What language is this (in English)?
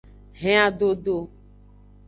Aja (Benin)